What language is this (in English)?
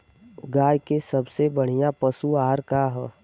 Bhojpuri